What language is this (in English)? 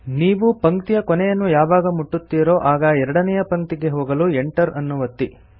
Kannada